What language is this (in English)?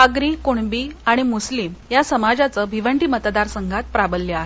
Marathi